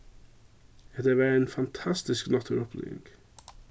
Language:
Faroese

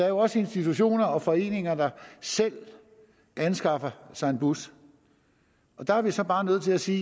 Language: Danish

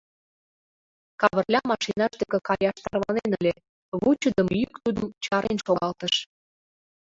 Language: Mari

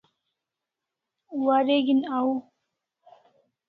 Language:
Kalasha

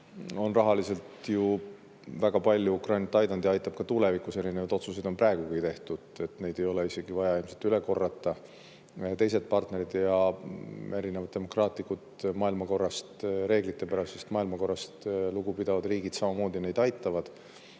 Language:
Estonian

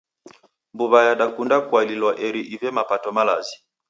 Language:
Taita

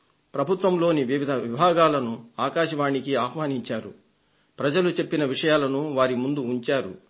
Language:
Telugu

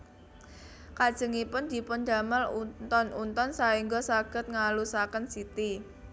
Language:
Javanese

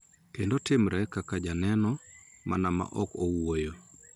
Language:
Luo (Kenya and Tanzania)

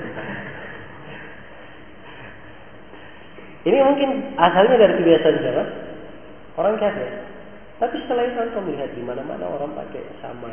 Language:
Filipino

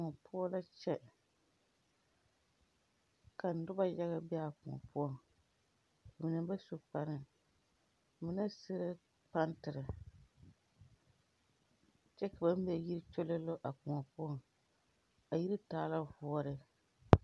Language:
Southern Dagaare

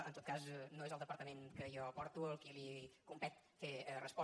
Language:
Catalan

